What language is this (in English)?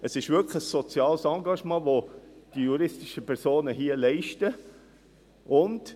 Swiss German